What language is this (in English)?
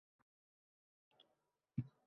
Uzbek